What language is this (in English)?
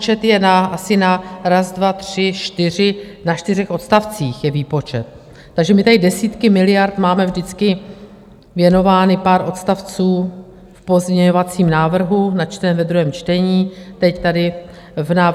Czech